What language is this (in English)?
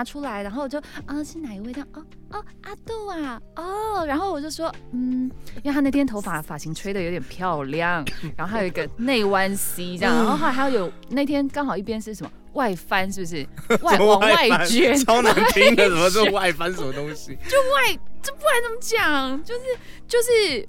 Chinese